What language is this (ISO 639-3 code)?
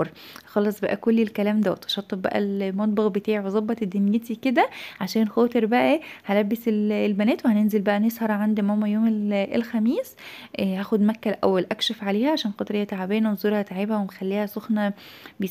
ara